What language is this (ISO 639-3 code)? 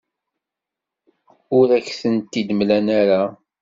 kab